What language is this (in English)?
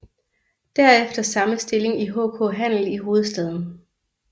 Danish